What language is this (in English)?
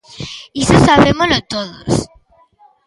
Galician